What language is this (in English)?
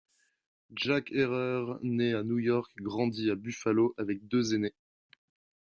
French